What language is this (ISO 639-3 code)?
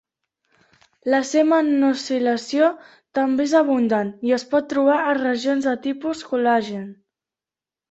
cat